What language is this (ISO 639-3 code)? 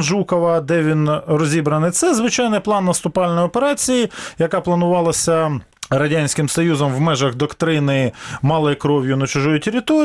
ukr